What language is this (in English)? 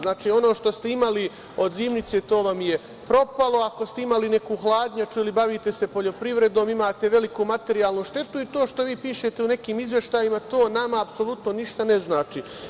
Serbian